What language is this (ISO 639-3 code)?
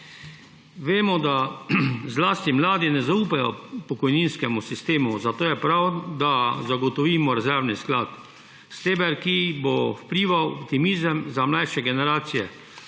slv